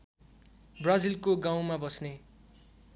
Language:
Nepali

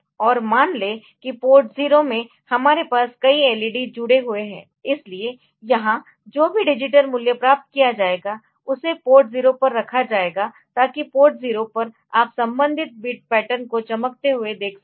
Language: Hindi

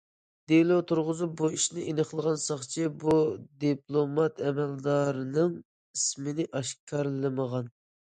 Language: Uyghur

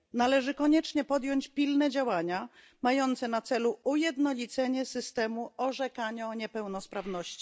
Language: Polish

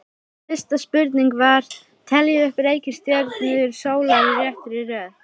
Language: Icelandic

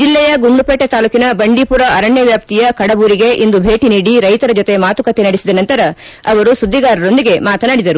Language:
Kannada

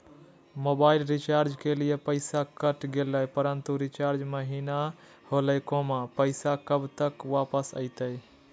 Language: Magahi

